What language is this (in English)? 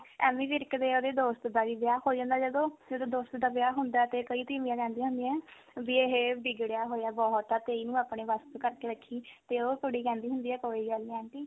Punjabi